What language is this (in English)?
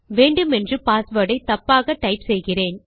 Tamil